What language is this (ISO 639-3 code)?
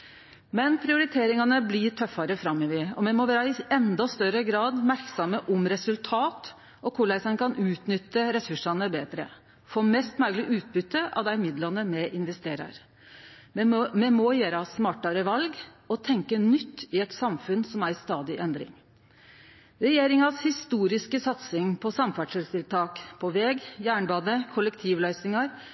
nno